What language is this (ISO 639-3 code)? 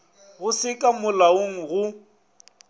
nso